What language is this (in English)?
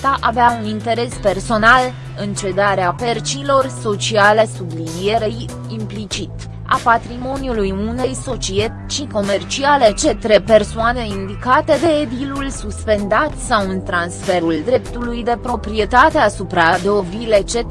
Romanian